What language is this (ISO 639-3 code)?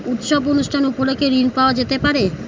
ben